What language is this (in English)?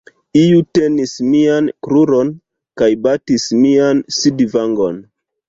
Esperanto